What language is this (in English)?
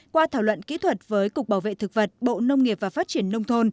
Vietnamese